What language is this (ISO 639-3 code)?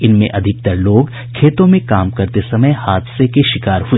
hin